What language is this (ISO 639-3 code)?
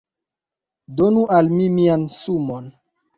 epo